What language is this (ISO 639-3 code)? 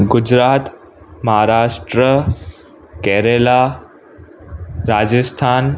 snd